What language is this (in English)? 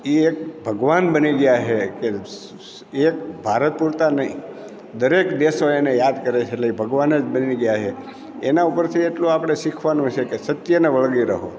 Gujarati